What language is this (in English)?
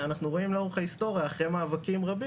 Hebrew